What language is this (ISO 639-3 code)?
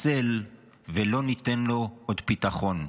heb